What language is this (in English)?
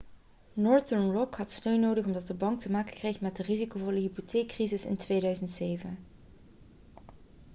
Dutch